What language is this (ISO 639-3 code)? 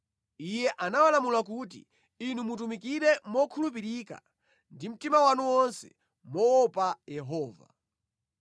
nya